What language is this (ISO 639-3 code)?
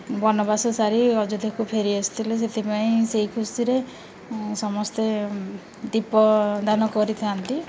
ori